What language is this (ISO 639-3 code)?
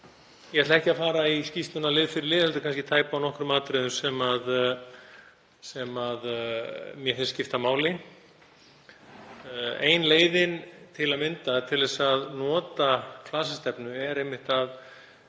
isl